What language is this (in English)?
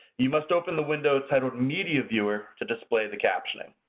English